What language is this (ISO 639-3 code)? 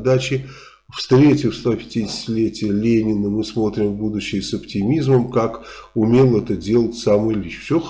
rus